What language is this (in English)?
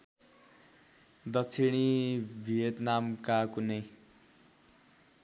Nepali